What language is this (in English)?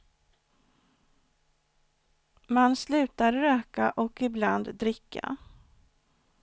Swedish